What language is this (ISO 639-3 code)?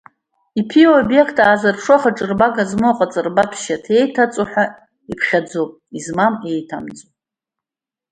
abk